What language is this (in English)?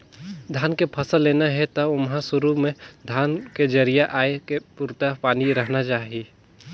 Chhattisgarhi